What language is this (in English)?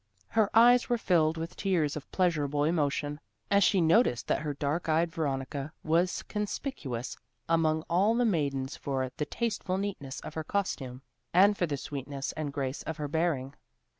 English